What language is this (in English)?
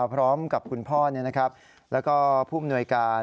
Thai